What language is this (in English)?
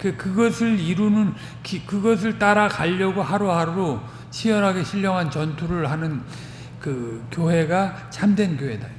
Korean